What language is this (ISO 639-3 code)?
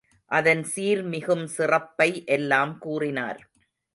tam